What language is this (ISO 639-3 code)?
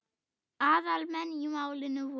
isl